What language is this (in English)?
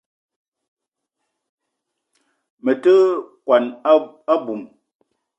Eton (Cameroon)